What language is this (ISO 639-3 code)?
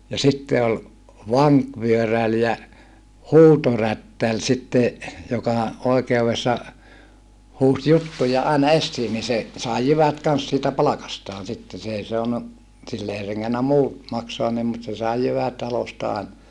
fin